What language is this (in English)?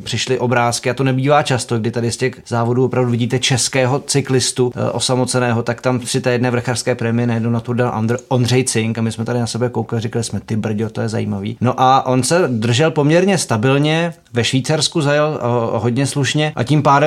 Czech